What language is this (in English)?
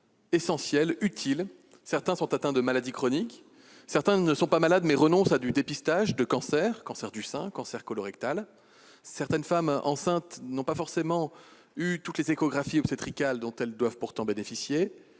French